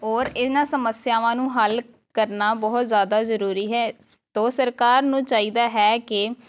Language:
Punjabi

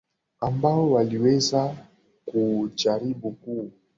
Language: Swahili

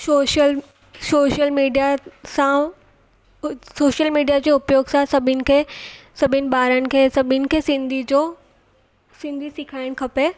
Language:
Sindhi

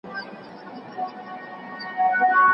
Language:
Pashto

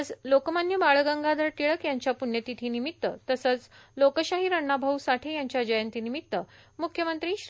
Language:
Marathi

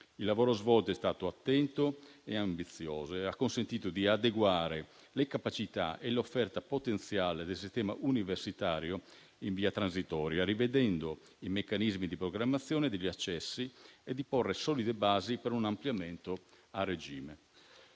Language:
Italian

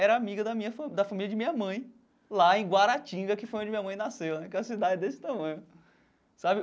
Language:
Portuguese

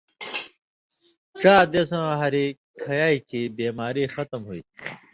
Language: Indus Kohistani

